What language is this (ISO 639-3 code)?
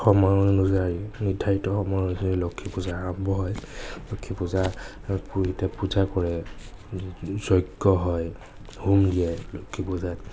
asm